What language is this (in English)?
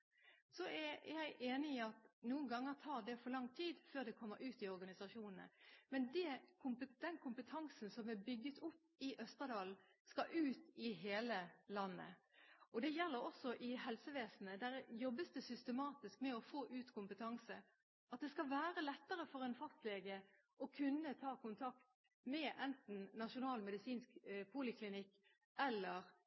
Norwegian Bokmål